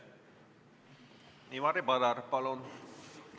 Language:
Estonian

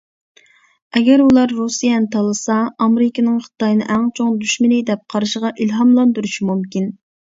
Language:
Uyghur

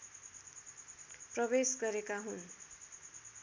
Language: Nepali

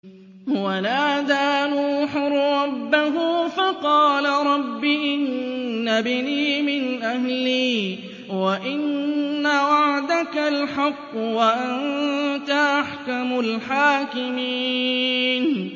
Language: Arabic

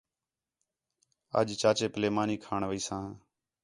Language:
Khetrani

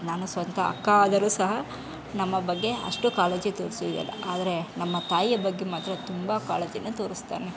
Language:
Kannada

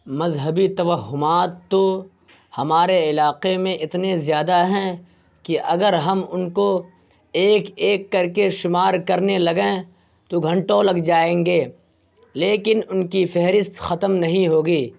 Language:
Urdu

